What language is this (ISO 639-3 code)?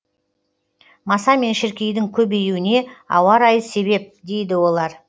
kaz